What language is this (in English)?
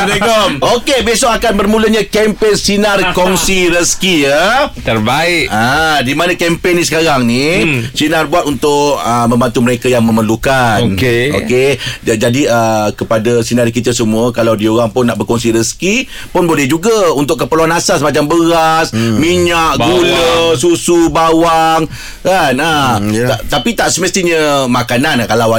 Malay